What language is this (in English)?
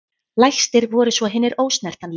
Icelandic